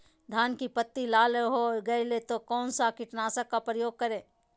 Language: Magahi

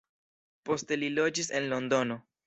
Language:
Esperanto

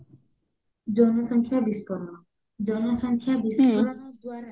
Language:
Odia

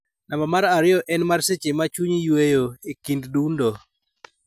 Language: Luo (Kenya and Tanzania)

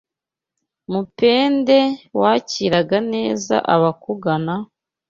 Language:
Kinyarwanda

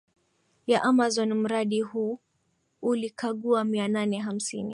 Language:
Swahili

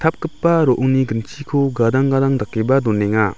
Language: Garo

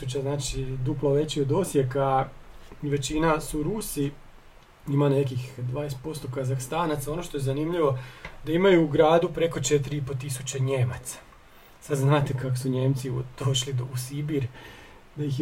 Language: Croatian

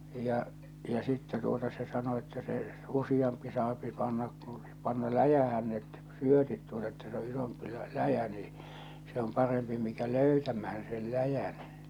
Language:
Finnish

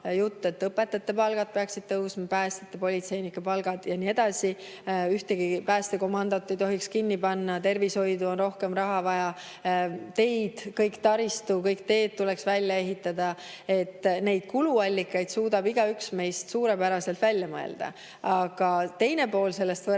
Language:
Estonian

